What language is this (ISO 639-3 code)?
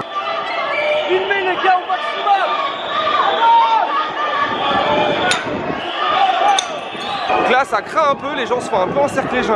fra